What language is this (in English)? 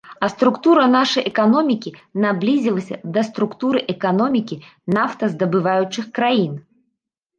Belarusian